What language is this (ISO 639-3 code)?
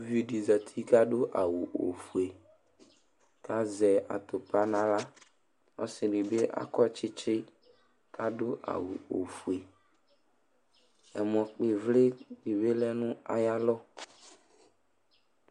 kpo